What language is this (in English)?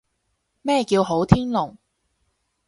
Cantonese